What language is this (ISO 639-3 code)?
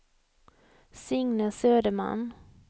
swe